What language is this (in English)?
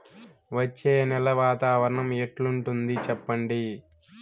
Telugu